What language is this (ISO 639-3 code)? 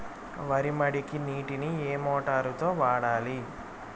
tel